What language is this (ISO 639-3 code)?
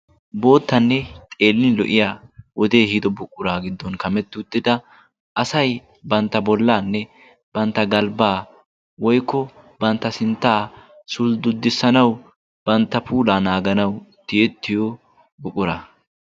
wal